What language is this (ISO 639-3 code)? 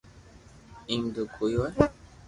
lrk